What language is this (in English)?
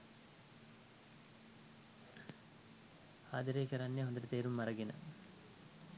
Sinhala